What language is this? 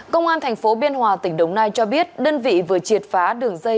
Vietnamese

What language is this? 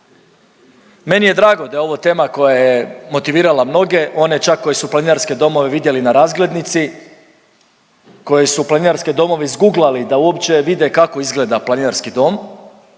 Croatian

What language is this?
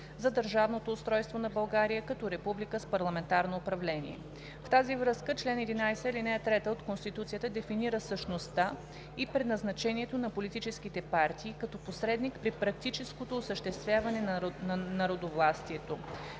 Bulgarian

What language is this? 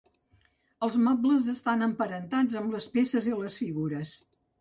Catalan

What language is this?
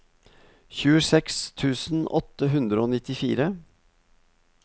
Norwegian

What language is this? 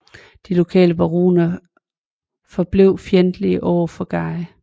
Danish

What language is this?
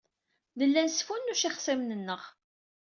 Kabyle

